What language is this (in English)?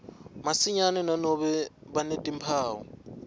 Swati